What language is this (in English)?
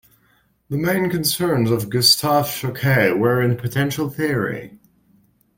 English